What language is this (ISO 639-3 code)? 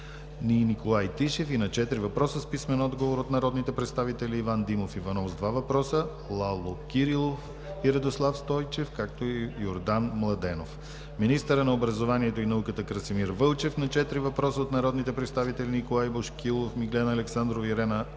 bul